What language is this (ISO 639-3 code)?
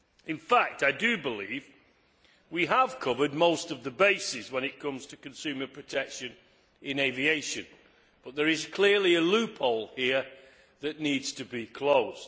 eng